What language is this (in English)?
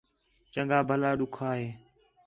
Khetrani